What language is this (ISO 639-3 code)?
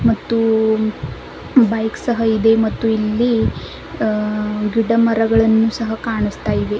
kan